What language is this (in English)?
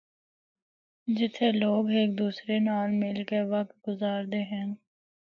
Northern Hindko